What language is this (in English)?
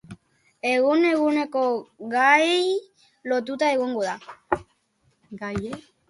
Basque